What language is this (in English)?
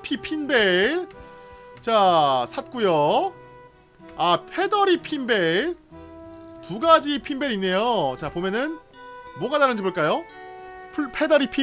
Korean